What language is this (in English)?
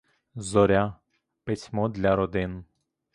Ukrainian